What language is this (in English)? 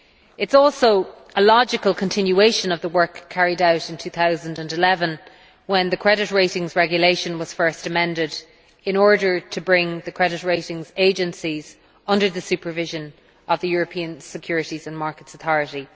English